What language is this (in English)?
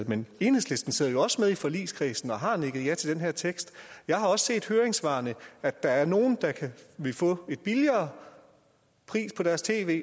Danish